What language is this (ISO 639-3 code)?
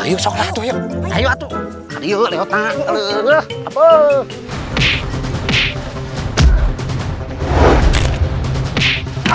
ind